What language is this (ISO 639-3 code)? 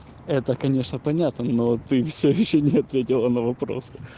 rus